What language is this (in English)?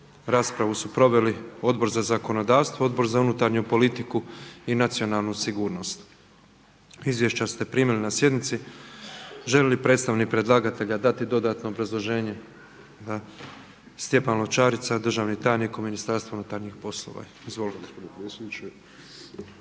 Croatian